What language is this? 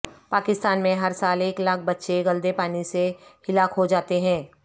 Urdu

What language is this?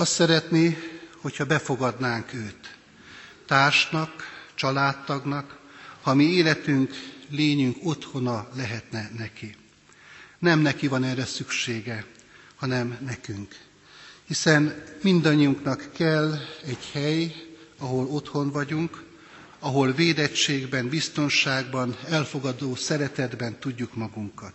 Hungarian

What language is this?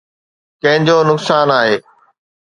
Sindhi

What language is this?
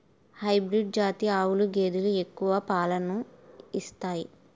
Telugu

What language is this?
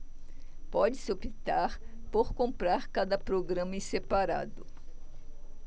Portuguese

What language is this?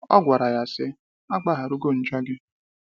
Igbo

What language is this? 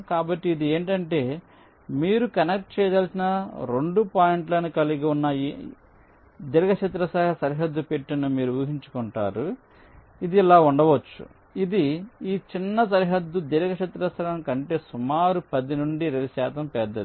Telugu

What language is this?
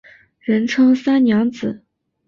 Chinese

